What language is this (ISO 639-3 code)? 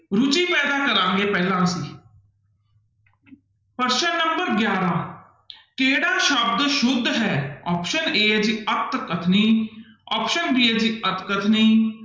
pan